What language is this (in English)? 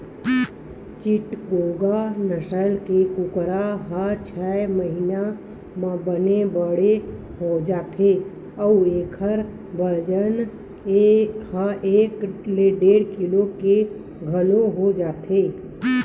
Chhattisgarhi